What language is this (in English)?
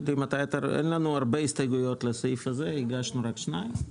Hebrew